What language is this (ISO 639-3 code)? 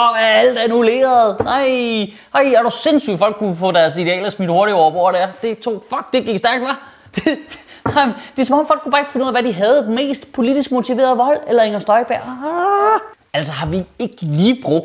dan